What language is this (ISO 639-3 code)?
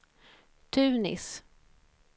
swe